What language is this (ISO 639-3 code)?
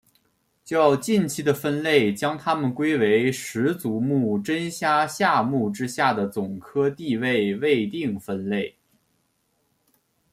zho